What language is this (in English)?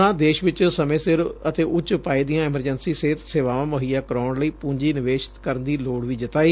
Punjabi